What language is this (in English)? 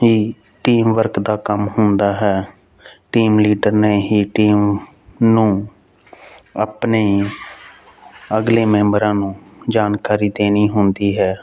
Punjabi